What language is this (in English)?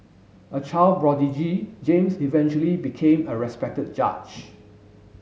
English